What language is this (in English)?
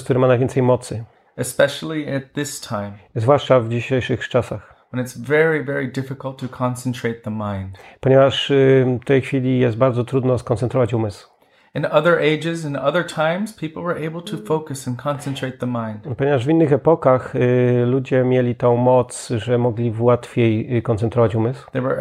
Polish